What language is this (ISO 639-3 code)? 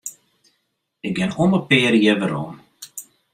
fry